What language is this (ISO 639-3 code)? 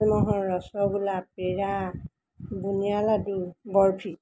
asm